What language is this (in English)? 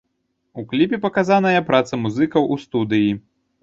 Belarusian